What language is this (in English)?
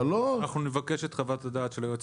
Hebrew